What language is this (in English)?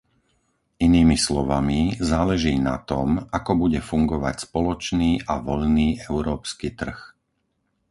Slovak